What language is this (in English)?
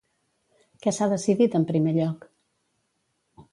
Catalan